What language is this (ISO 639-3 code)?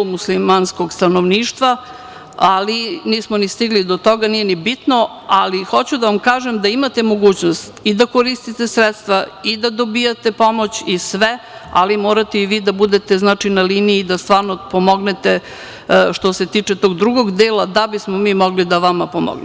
srp